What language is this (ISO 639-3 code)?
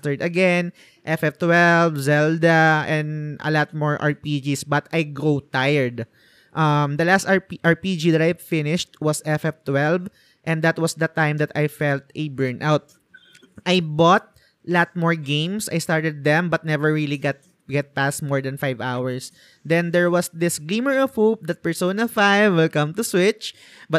fil